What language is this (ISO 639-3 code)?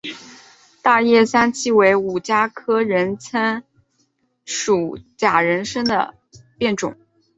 zho